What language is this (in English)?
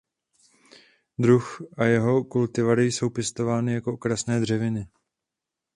Czech